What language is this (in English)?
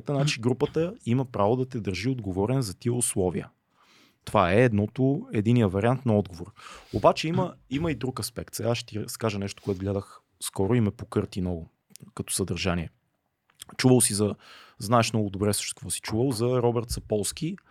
Bulgarian